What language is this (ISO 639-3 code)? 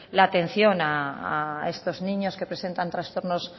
spa